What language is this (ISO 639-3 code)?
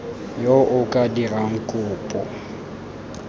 tsn